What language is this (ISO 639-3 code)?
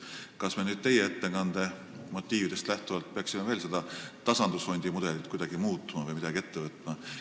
est